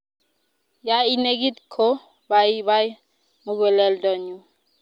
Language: Kalenjin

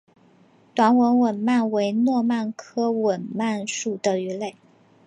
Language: Chinese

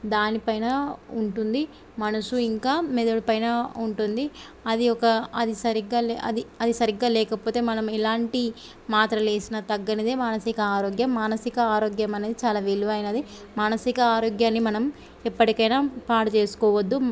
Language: Telugu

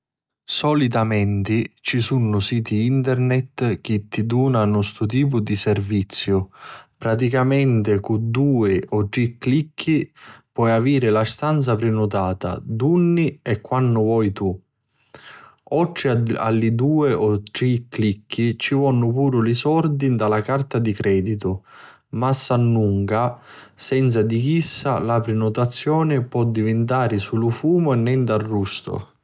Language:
Sicilian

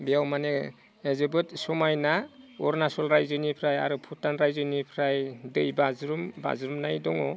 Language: Bodo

